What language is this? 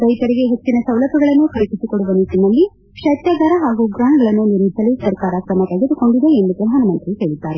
Kannada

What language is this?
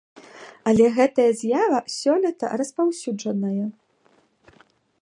Belarusian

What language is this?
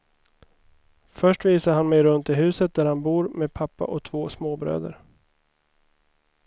Swedish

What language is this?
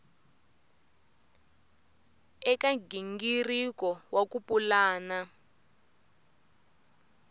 Tsonga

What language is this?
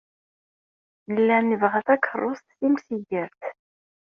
Kabyle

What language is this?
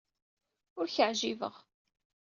Kabyle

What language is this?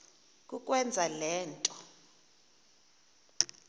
Xhosa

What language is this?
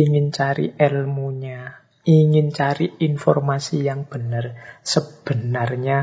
Indonesian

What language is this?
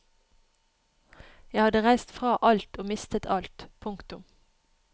Norwegian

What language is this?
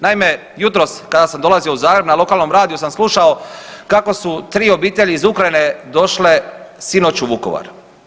Croatian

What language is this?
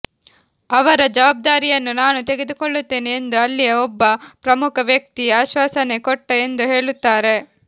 Kannada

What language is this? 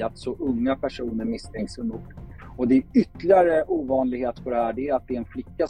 Swedish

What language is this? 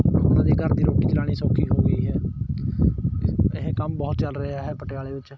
Punjabi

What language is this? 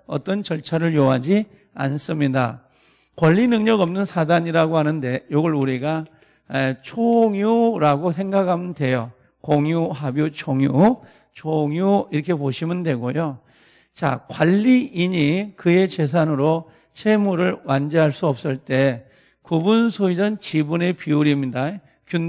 Korean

